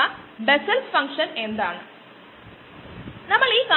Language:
Malayalam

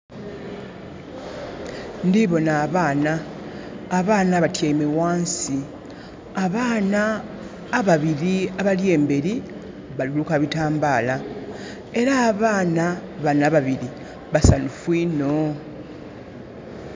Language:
Soga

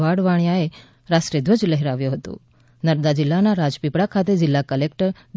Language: Gujarati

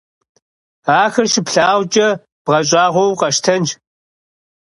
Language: Kabardian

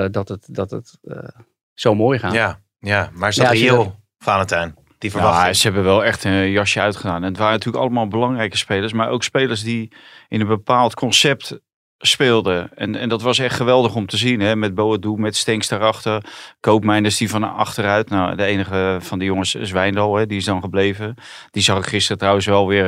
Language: Dutch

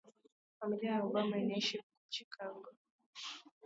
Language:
Swahili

